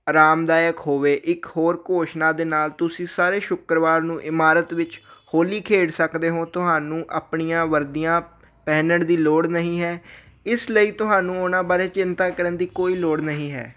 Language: Punjabi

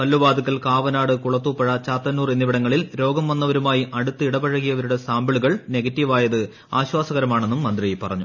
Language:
Malayalam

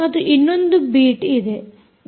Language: Kannada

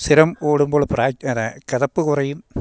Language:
Malayalam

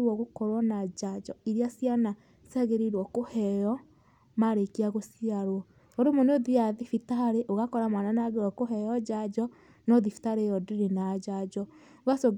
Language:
Kikuyu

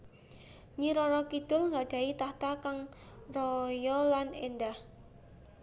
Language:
Javanese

